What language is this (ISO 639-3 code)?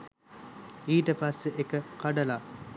sin